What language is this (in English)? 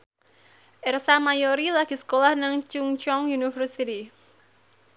Javanese